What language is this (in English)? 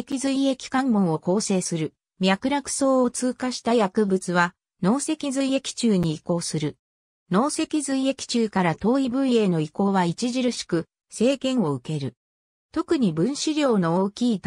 Japanese